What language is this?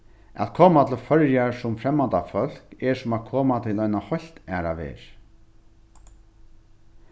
Faroese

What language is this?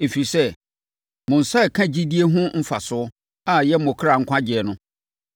Akan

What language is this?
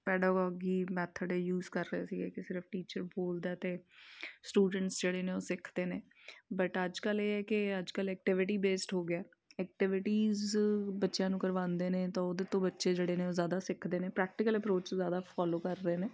Punjabi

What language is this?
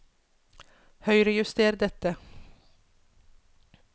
Norwegian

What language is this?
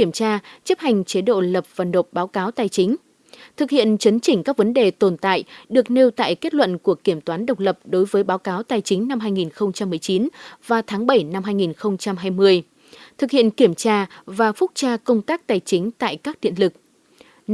Vietnamese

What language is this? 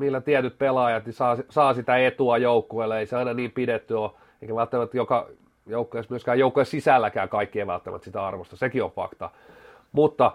Finnish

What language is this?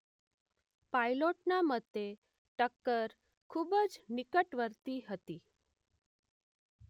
Gujarati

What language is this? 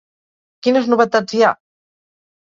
Catalan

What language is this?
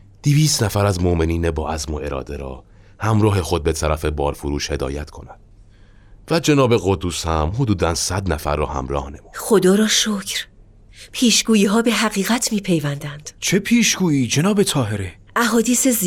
Persian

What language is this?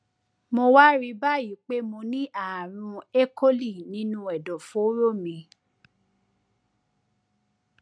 Yoruba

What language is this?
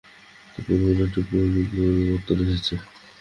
Bangla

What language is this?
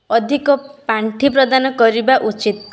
Odia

